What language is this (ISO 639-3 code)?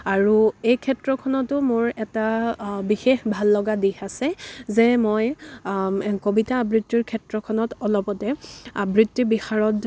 asm